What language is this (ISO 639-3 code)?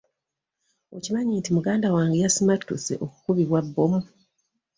lug